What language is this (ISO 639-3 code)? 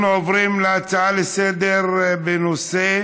heb